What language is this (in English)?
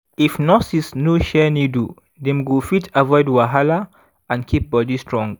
Nigerian Pidgin